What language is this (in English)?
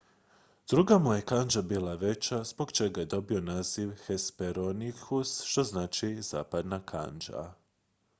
Croatian